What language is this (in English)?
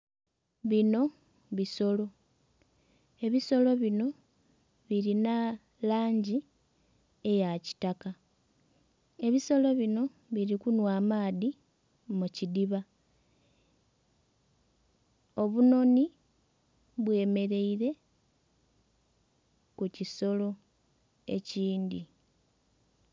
Soga